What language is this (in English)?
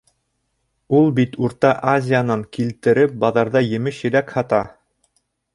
Bashkir